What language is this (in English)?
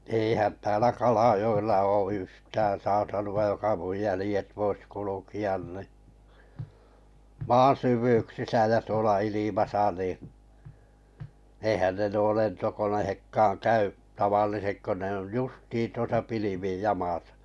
Finnish